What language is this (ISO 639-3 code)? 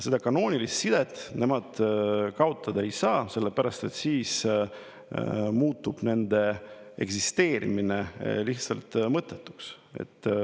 est